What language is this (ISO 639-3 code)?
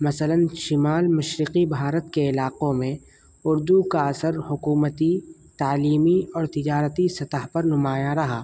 urd